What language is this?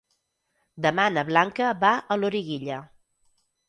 Catalan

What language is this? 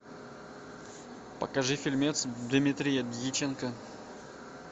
Russian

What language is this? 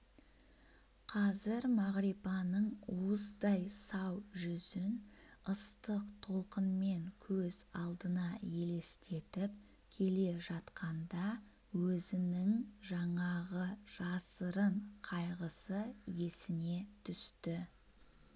Kazakh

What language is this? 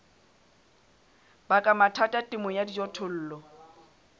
Southern Sotho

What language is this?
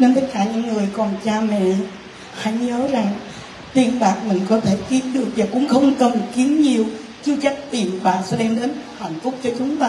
Vietnamese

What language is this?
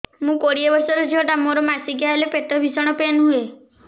Odia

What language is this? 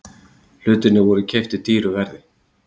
Icelandic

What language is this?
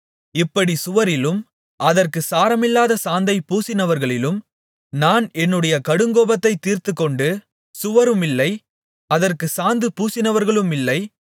Tamil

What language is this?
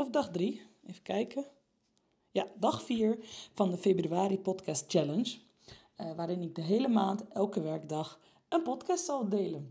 Dutch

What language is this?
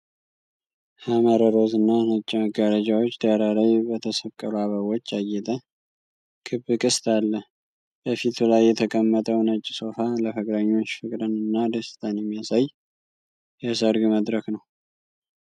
Amharic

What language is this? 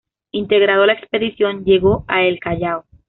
Spanish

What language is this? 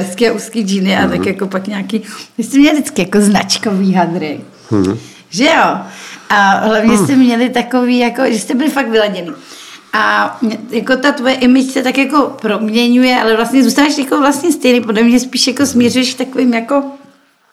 Czech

